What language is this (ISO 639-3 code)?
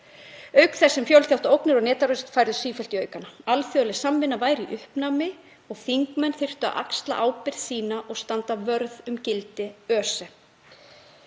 isl